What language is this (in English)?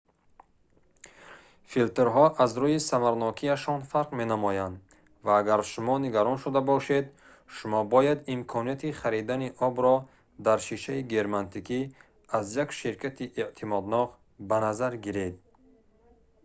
Tajik